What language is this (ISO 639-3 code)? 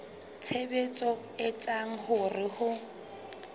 sot